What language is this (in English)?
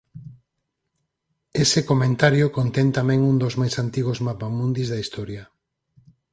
Galician